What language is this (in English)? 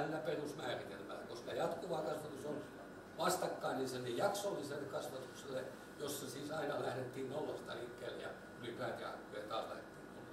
Finnish